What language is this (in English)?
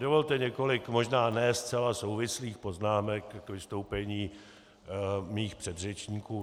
Czech